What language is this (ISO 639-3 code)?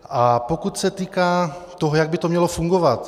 ces